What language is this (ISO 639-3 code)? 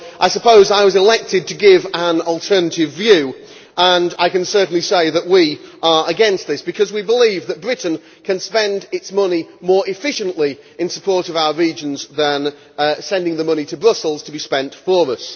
eng